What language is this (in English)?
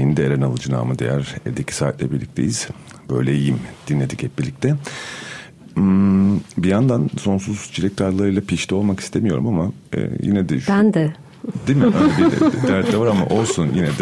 Turkish